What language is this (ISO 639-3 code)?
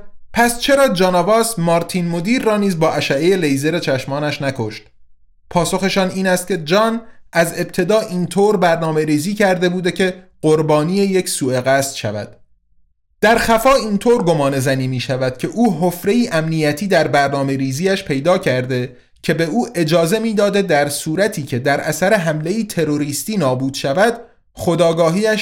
fas